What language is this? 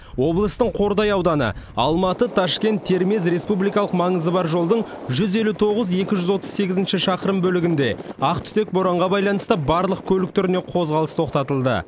Kazakh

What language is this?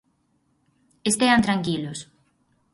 Galician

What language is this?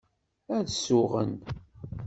Kabyle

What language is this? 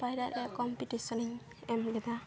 Santali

